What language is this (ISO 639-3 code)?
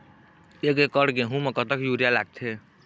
hne